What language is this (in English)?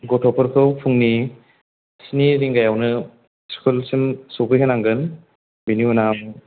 Bodo